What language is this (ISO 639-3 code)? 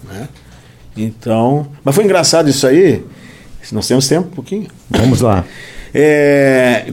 por